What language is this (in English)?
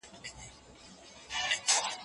Pashto